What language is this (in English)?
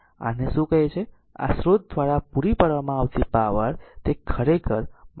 Gujarati